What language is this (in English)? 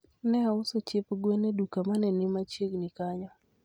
Luo (Kenya and Tanzania)